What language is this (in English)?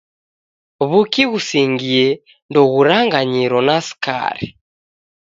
Taita